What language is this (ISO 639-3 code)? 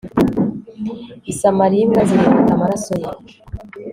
kin